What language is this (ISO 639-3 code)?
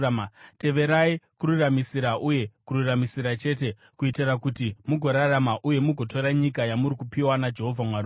sna